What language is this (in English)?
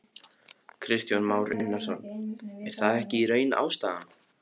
Icelandic